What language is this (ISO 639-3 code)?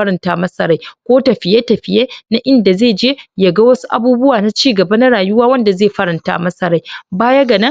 hau